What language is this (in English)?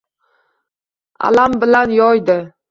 Uzbek